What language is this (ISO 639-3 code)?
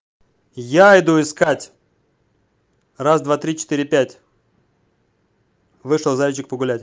rus